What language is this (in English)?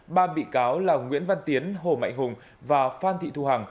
Vietnamese